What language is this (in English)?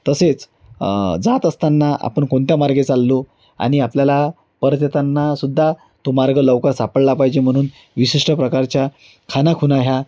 Marathi